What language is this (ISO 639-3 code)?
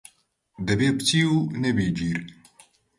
ckb